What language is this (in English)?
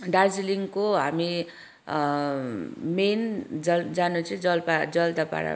Nepali